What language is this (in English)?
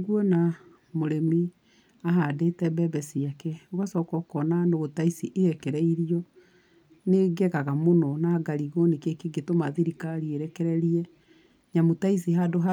Kikuyu